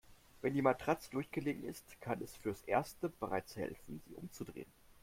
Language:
German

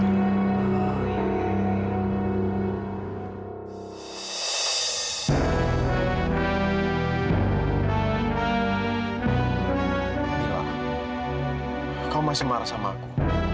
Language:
Indonesian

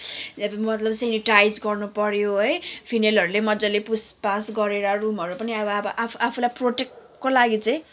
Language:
Nepali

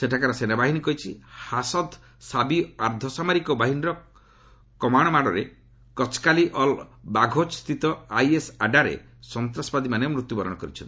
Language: Odia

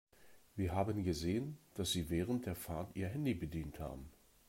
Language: German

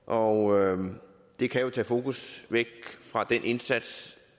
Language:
Danish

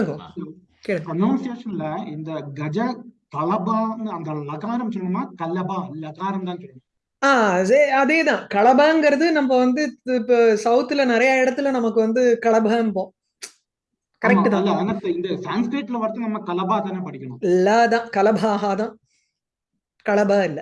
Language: English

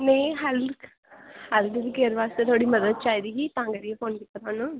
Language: Dogri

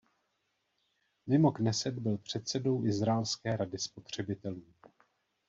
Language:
Czech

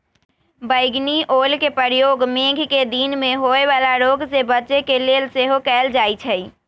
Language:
Magahi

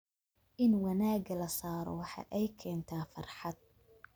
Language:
Somali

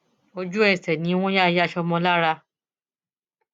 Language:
Yoruba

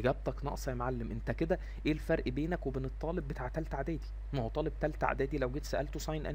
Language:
Arabic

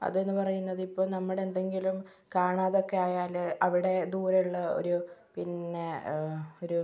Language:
Malayalam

